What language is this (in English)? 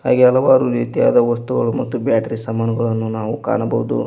Kannada